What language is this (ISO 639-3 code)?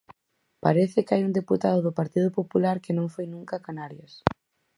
glg